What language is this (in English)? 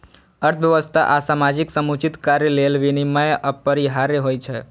Maithili